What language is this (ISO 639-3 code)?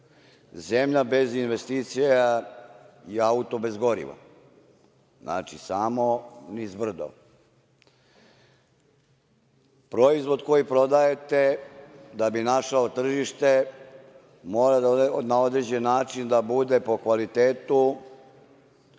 srp